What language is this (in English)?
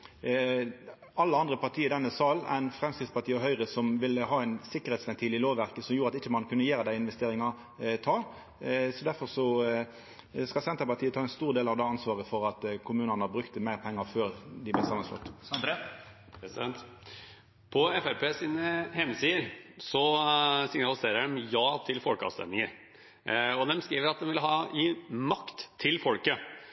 Norwegian